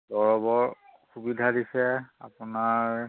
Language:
Assamese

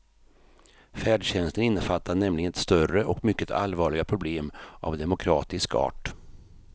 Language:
Swedish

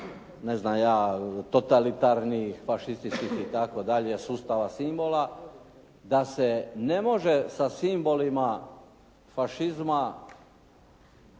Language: Croatian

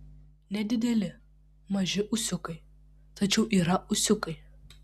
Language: Lithuanian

